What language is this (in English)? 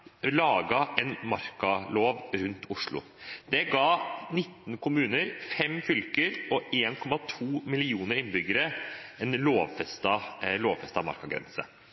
Norwegian Bokmål